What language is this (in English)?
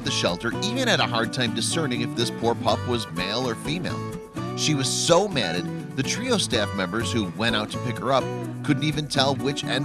English